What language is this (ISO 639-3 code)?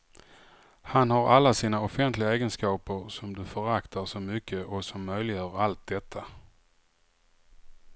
swe